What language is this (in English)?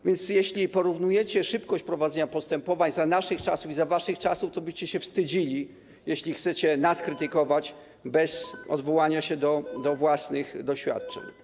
Polish